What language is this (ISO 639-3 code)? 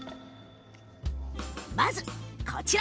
jpn